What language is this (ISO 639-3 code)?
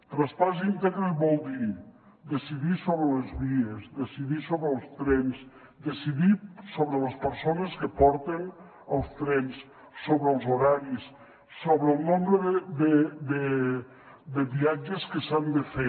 cat